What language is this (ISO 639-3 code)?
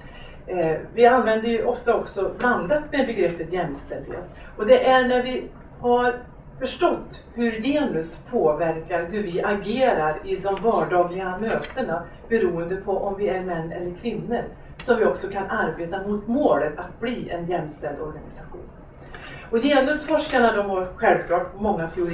swe